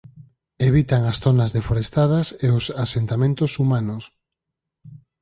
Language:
Galician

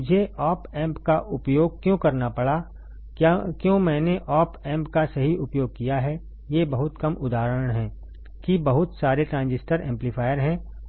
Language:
Hindi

